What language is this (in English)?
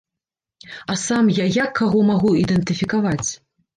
Belarusian